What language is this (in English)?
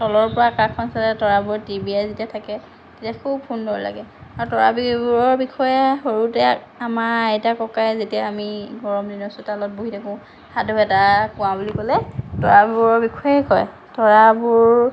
Assamese